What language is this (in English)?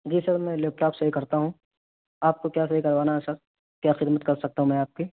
Urdu